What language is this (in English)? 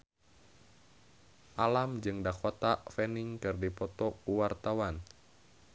Sundanese